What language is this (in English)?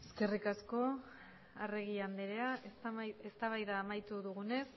Basque